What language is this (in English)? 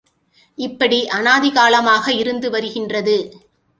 Tamil